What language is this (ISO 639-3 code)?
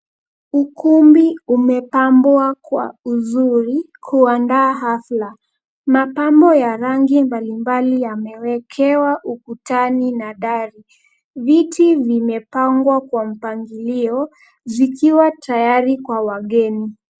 swa